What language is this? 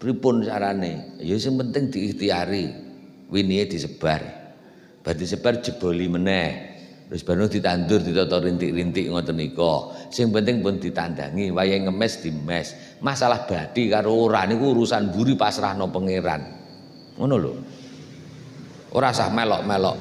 Indonesian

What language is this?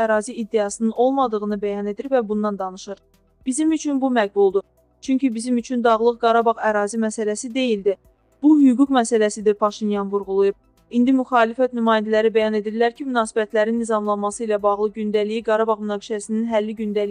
Turkish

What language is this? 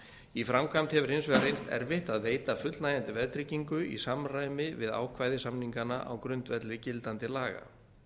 Icelandic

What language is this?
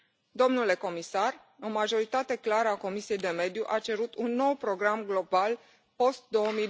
Romanian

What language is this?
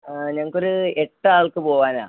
Malayalam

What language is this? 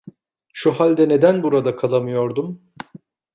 Turkish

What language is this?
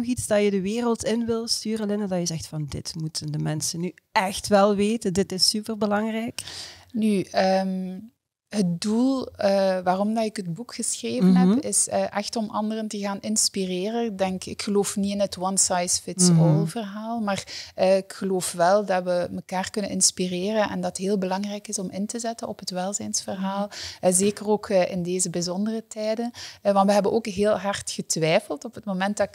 Dutch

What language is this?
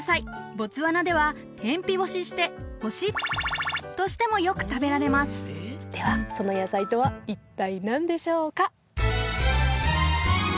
Japanese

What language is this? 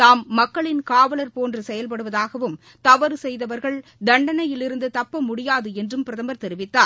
Tamil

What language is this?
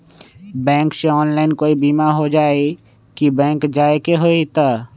Magahi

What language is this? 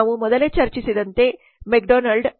Kannada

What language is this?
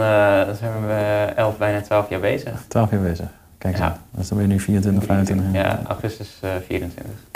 Dutch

